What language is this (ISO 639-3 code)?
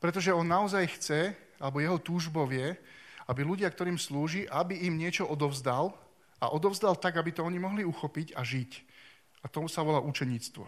slk